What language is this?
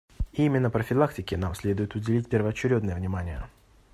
Russian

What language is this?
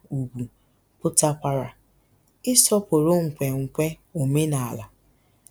Igbo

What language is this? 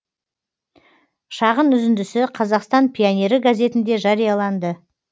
Kazakh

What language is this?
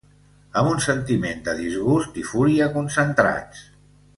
Catalan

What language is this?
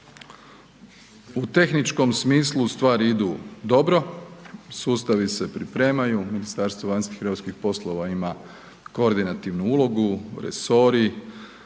Croatian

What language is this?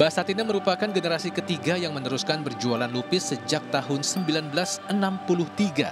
Indonesian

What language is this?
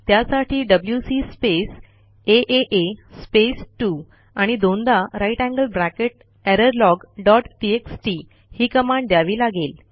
Marathi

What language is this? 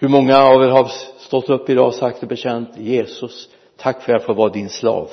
Swedish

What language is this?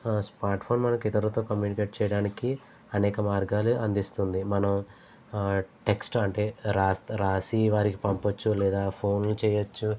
Telugu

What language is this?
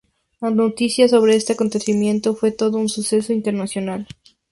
Spanish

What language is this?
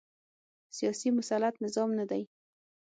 Pashto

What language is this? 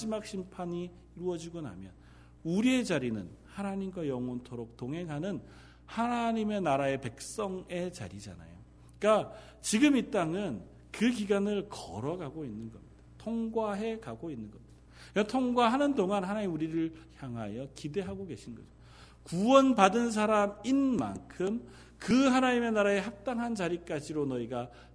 Korean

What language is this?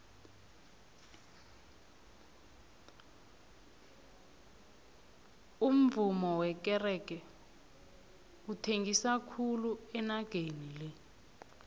South Ndebele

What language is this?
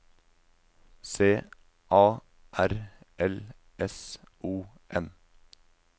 Norwegian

